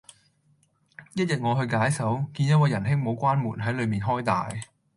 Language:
Cantonese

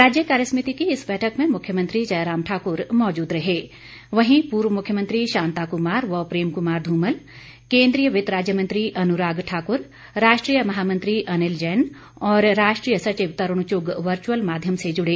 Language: Hindi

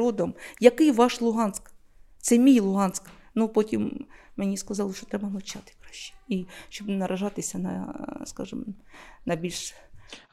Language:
Ukrainian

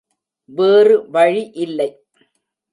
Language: Tamil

